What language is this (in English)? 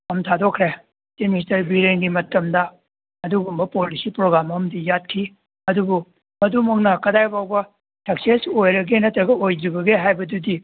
Manipuri